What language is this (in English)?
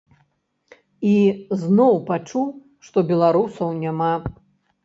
Belarusian